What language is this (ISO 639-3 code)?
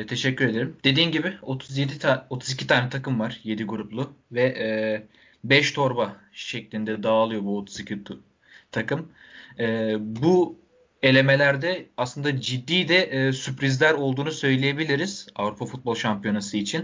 tur